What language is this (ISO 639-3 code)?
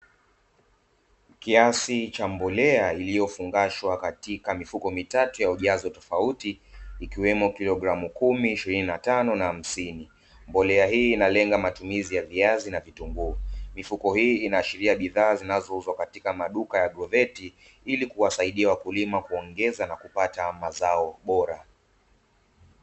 swa